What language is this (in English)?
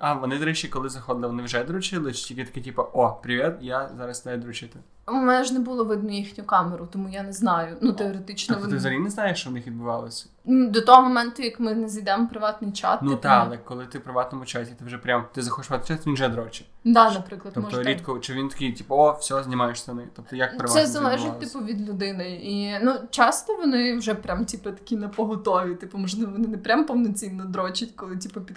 Ukrainian